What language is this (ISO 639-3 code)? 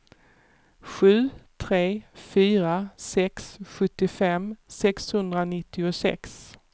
swe